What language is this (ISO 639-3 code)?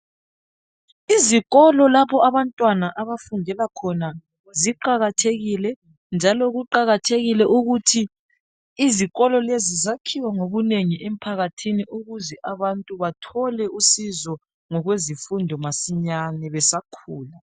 nde